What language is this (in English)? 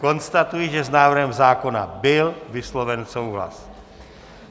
Czech